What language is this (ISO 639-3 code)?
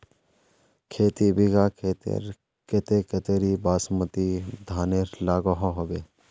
mag